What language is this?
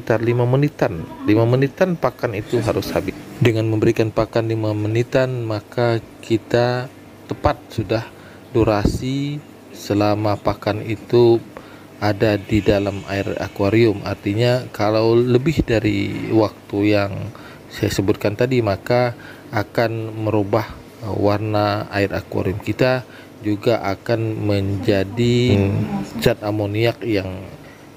Indonesian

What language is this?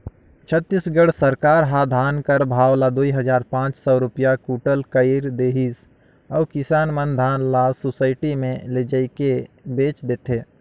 Chhattisgarhi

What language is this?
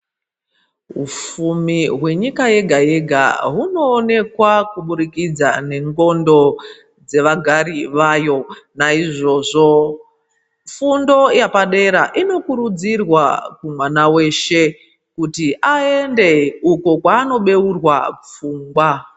Ndau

